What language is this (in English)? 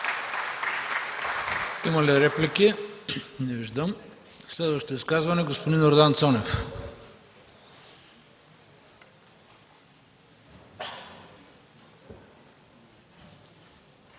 Bulgarian